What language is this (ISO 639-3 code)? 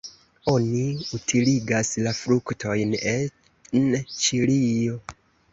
epo